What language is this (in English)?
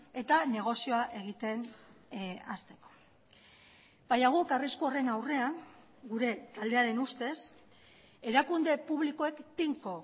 Basque